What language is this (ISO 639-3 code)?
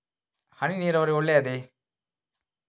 kan